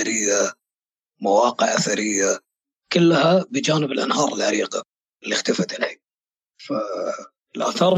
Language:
Arabic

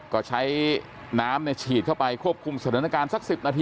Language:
Thai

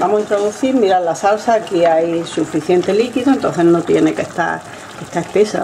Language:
Spanish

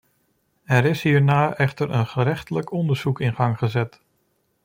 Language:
Dutch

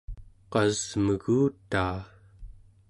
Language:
Central Yupik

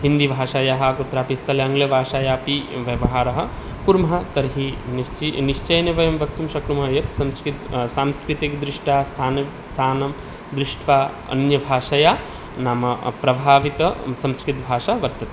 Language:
Sanskrit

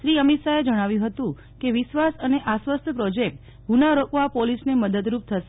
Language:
Gujarati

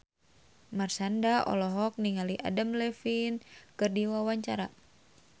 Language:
Sundanese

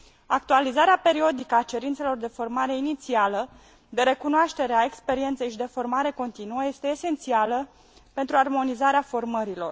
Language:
Romanian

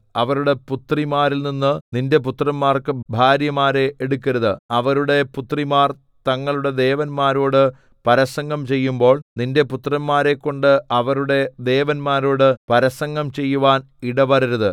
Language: Malayalam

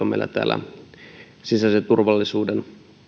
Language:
Finnish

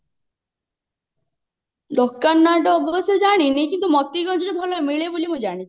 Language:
Odia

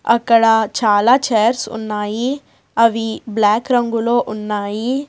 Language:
Telugu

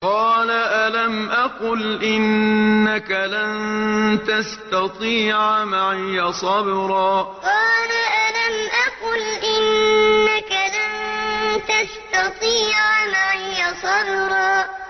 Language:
Arabic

